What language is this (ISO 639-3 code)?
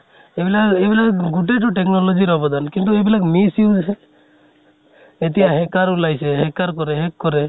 asm